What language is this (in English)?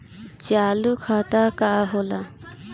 Bhojpuri